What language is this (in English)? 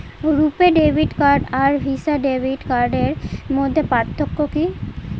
Bangla